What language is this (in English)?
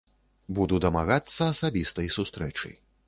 Belarusian